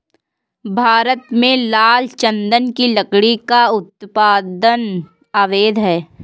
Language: Hindi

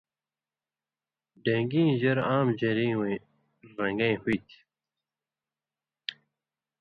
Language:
Indus Kohistani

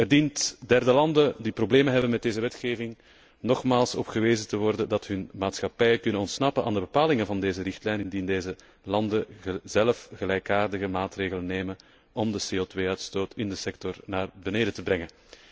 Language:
Dutch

